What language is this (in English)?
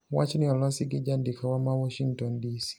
Luo (Kenya and Tanzania)